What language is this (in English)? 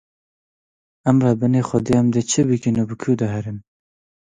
Kurdish